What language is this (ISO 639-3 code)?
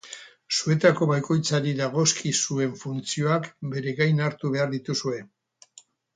eus